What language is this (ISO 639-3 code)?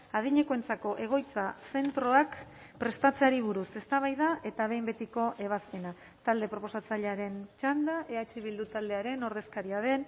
eus